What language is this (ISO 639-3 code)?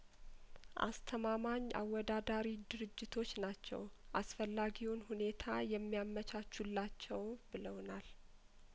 amh